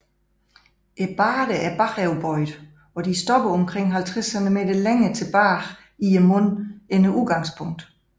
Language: Danish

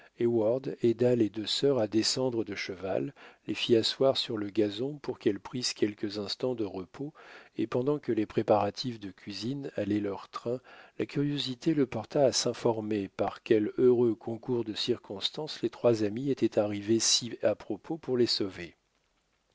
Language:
French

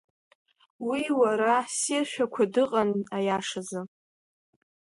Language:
Abkhazian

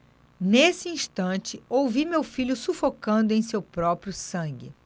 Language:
Portuguese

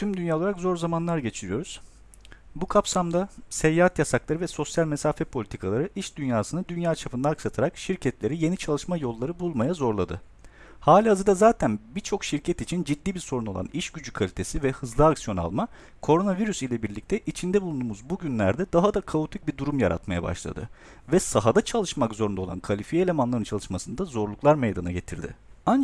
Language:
Turkish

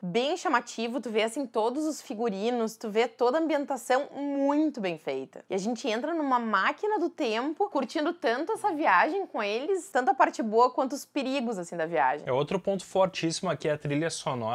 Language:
Portuguese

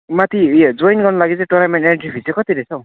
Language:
Nepali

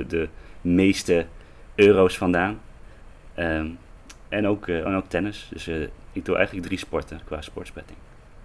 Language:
Dutch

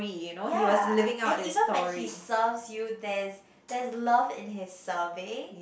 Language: English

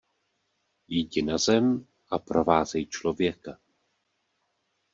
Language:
Czech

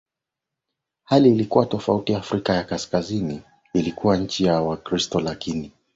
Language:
Swahili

